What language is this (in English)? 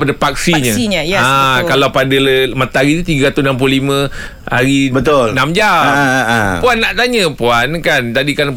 Malay